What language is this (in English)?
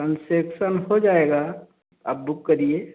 Hindi